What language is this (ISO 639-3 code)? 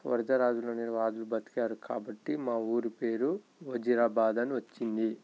tel